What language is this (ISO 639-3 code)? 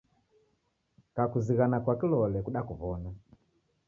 dav